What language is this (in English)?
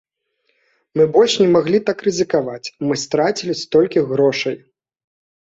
Belarusian